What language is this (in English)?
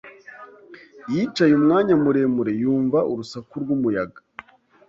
Kinyarwanda